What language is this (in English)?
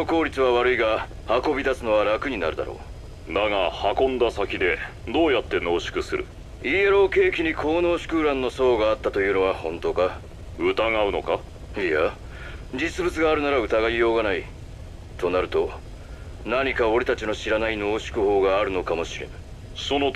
Japanese